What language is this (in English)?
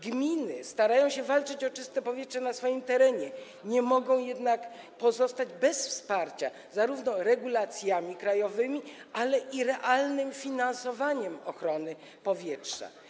Polish